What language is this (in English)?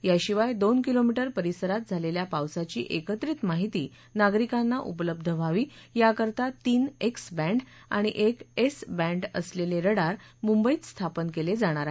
Marathi